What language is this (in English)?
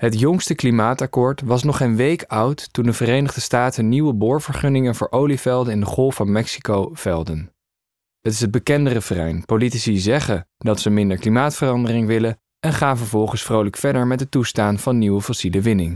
Dutch